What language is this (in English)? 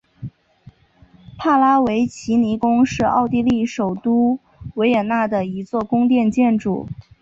Chinese